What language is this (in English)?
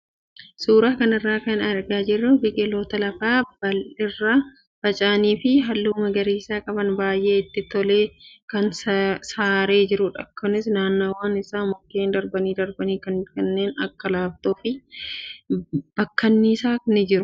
Oromo